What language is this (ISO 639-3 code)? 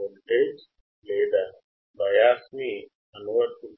tel